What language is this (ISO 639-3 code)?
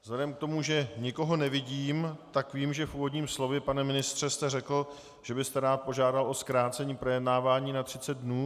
ces